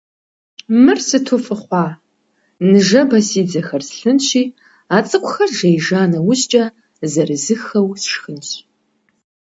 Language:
Kabardian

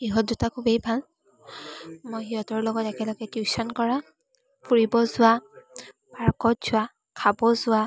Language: Assamese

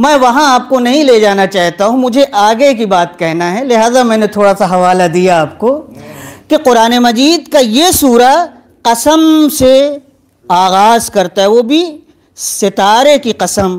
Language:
Hindi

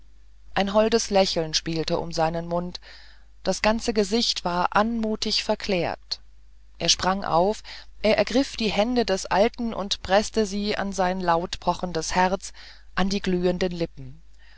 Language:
German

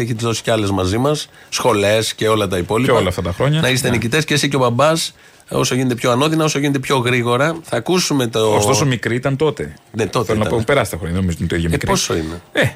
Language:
Greek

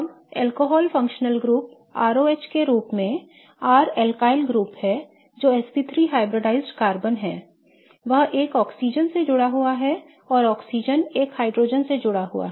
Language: Hindi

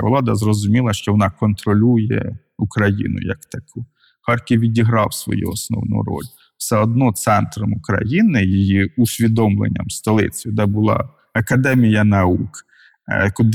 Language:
Ukrainian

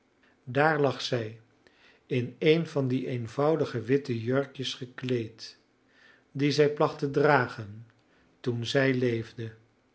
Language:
Dutch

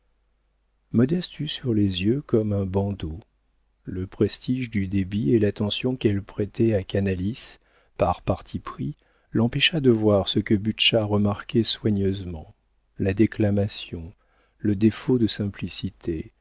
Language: French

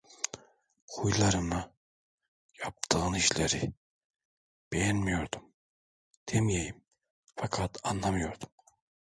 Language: Turkish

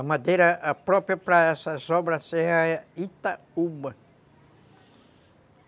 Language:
Portuguese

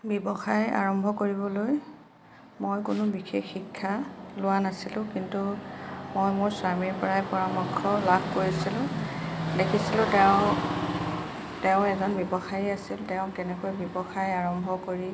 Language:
Assamese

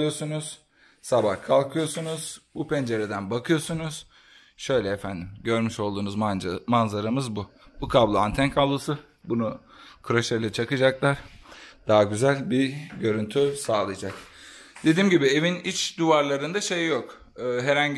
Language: Turkish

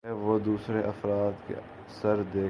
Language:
Urdu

